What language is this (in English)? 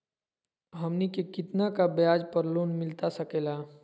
Magahi